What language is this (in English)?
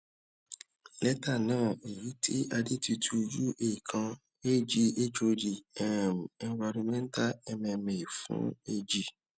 Yoruba